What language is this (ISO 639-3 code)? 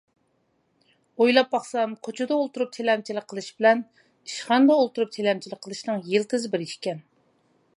uig